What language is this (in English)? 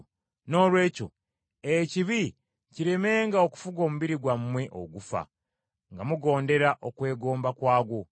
Ganda